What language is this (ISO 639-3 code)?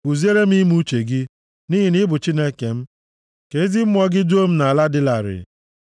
ibo